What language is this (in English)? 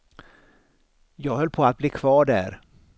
Swedish